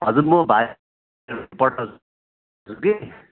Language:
Nepali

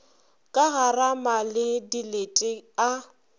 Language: Northern Sotho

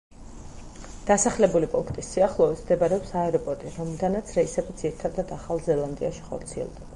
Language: Georgian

